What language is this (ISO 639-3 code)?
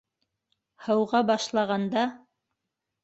bak